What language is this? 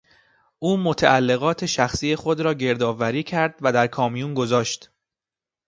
Persian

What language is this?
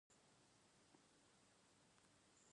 Abkhazian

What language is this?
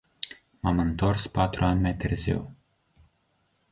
Romanian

